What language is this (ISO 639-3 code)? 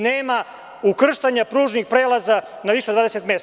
srp